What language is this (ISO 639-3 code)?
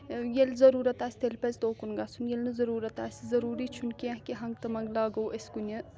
kas